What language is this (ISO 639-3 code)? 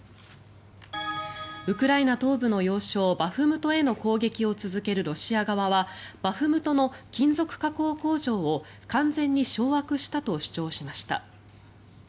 jpn